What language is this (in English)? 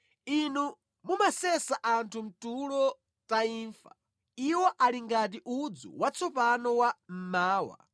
Nyanja